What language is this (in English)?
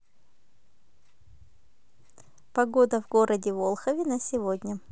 Russian